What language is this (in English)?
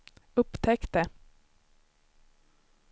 Swedish